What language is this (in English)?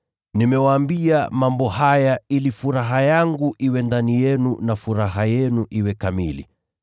Swahili